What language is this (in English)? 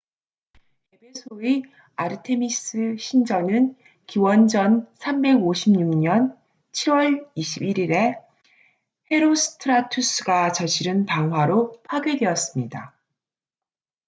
Korean